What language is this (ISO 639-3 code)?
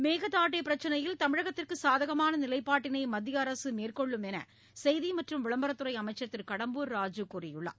tam